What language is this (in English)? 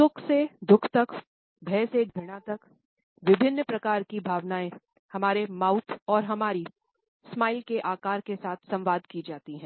Hindi